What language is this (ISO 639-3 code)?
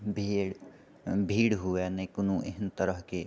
mai